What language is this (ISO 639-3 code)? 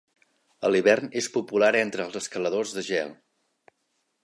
cat